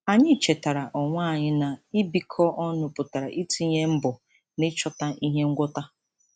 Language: Igbo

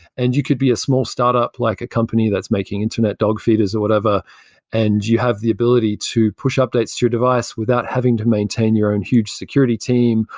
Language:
English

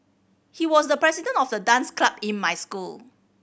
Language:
English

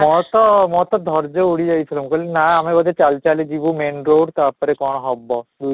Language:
Odia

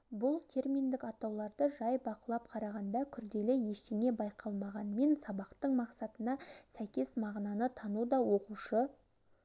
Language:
Kazakh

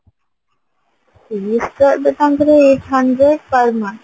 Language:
Odia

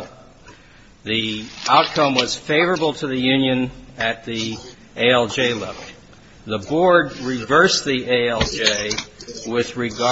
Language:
English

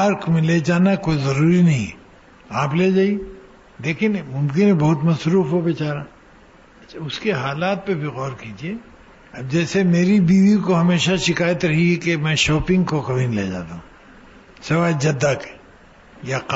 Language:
Urdu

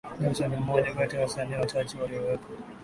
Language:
Swahili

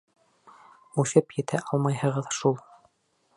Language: Bashkir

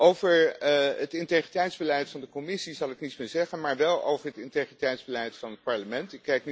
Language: Dutch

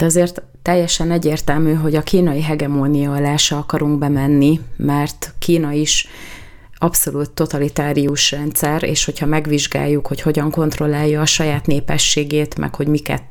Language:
Hungarian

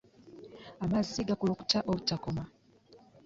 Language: Ganda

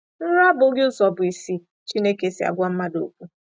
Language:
Igbo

